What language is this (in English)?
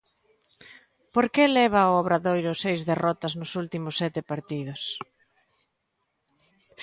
Galician